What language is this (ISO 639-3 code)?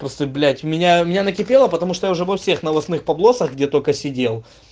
rus